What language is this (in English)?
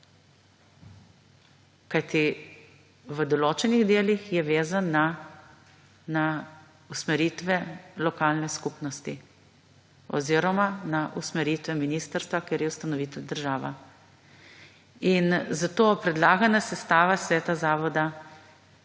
Slovenian